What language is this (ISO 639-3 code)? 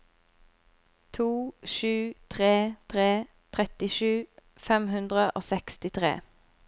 nor